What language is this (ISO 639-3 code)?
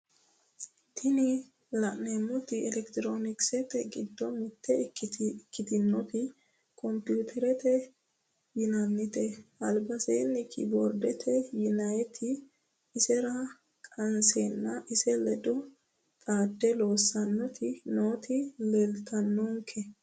sid